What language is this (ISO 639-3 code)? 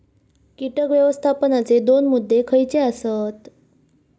mar